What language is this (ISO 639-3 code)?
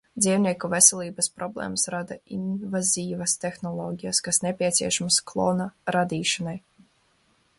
lav